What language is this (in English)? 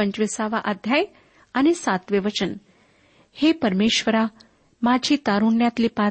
Marathi